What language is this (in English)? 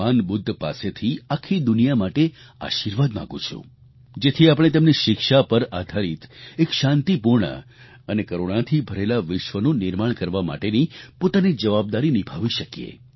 Gujarati